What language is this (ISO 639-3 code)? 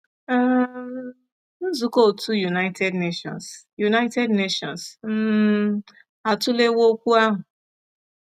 ibo